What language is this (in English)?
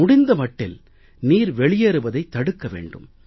Tamil